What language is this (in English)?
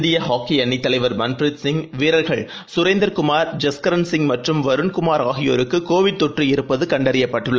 Tamil